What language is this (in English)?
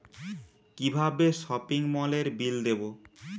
Bangla